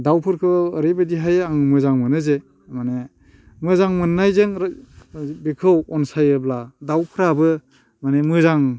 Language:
Bodo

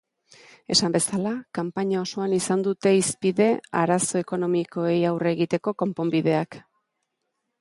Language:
Basque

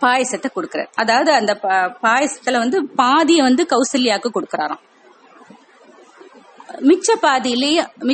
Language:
Tamil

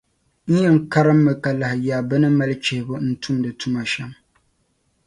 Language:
Dagbani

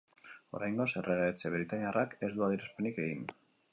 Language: Basque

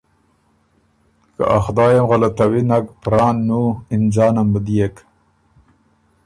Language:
Ormuri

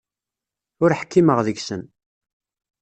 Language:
Kabyle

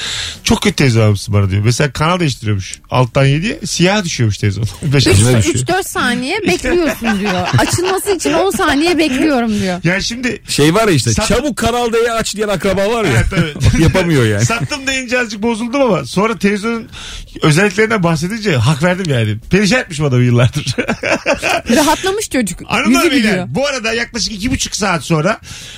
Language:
Turkish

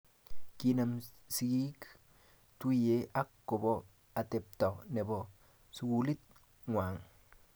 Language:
Kalenjin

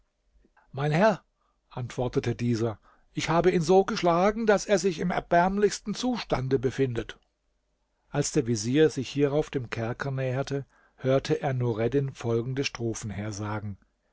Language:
German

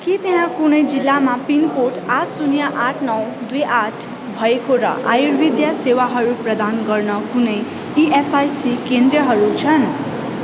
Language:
Nepali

